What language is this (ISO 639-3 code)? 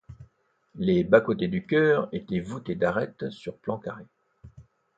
fra